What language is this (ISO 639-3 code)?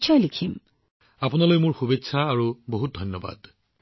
asm